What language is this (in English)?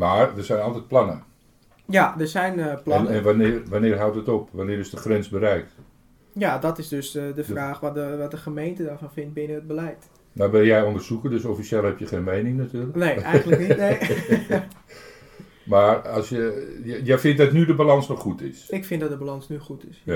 Dutch